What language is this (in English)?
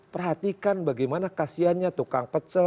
Indonesian